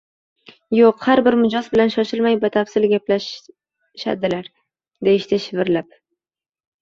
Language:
Uzbek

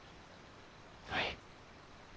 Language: Japanese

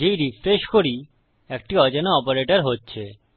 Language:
Bangla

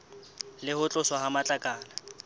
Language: Southern Sotho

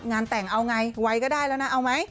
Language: Thai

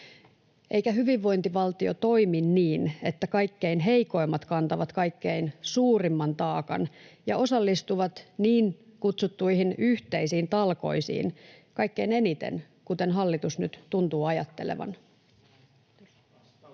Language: Finnish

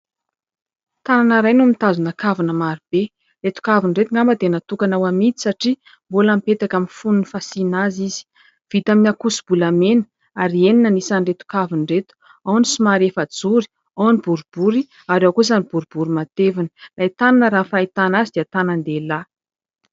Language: Malagasy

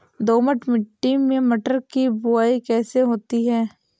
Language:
Hindi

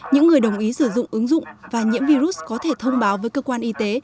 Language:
Vietnamese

